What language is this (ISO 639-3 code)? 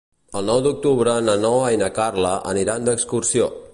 cat